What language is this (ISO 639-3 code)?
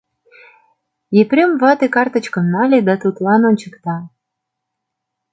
chm